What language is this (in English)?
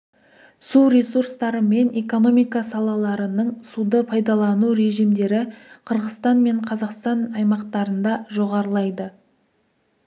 Kazakh